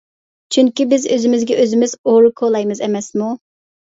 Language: Uyghur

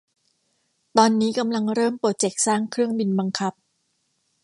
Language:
Thai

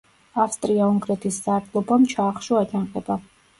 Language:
Georgian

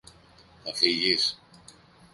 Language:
Greek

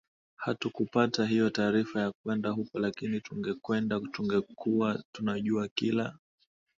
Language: Swahili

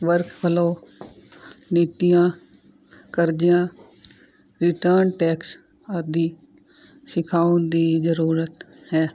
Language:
Punjabi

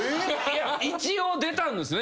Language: Japanese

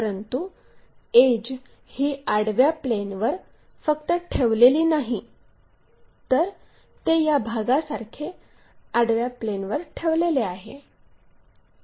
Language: Marathi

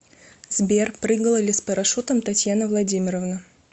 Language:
Russian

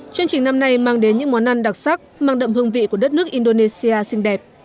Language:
Vietnamese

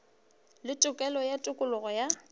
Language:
Northern Sotho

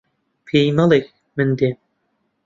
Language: Central Kurdish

